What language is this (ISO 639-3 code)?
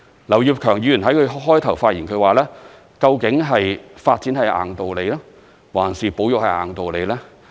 yue